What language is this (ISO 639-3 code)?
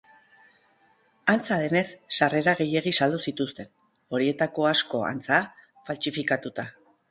eus